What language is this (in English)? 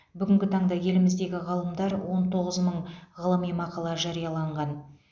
Kazakh